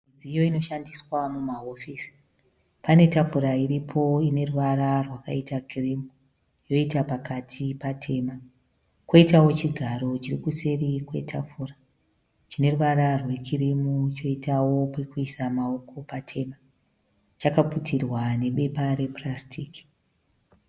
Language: Shona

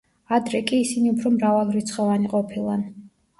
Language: Georgian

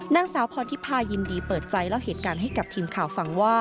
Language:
Thai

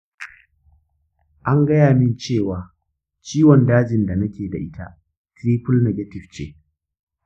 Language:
Hausa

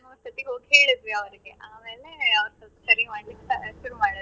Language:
Kannada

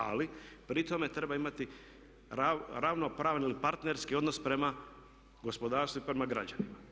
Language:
Croatian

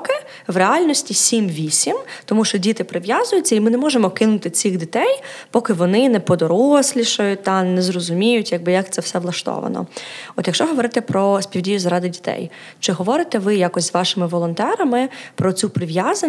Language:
Ukrainian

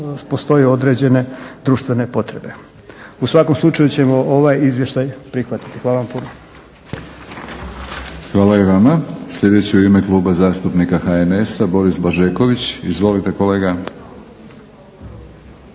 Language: Croatian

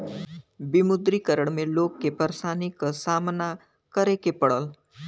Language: Bhojpuri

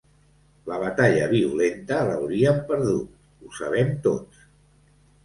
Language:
Catalan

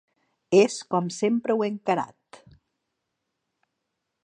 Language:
Catalan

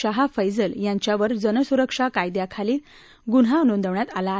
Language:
Marathi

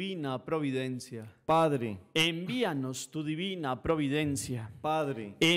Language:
Spanish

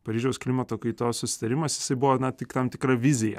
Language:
Lithuanian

